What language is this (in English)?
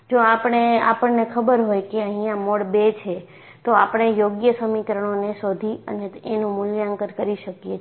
Gujarati